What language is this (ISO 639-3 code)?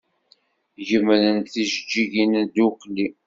kab